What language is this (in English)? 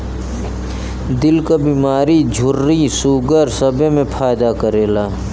Bhojpuri